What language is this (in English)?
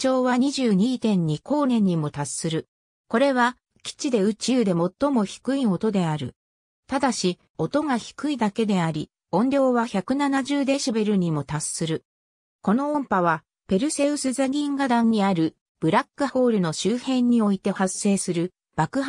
Japanese